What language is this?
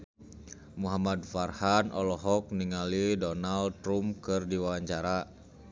Sundanese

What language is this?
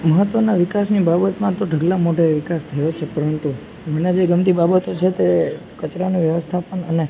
Gujarati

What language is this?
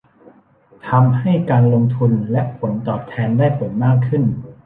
Thai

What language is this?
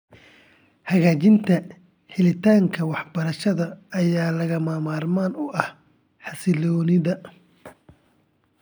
Somali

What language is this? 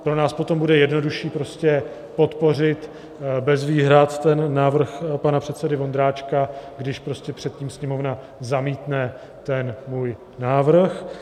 Czech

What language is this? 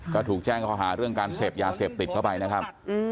Thai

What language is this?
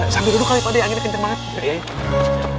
Indonesian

